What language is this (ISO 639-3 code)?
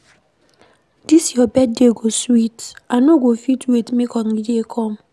pcm